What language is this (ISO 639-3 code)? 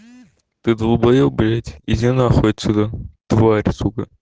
rus